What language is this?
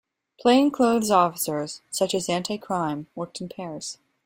English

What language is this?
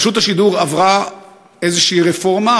Hebrew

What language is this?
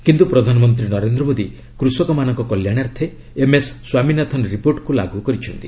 Odia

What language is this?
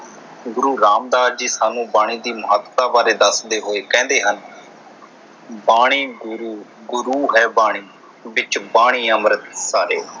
Punjabi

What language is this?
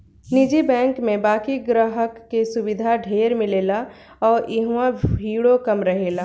Bhojpuri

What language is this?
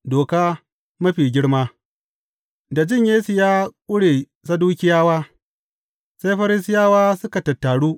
Hausa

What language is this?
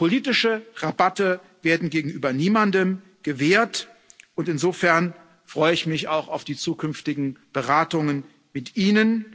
German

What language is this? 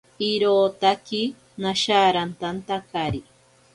Ashéninka Perené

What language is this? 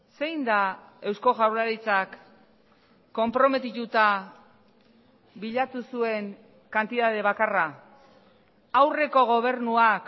Basque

